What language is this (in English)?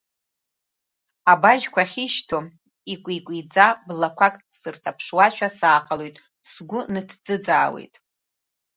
Abkhazian